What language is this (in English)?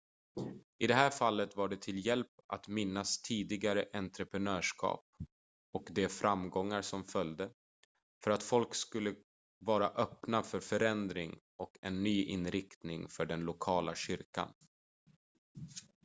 Swedish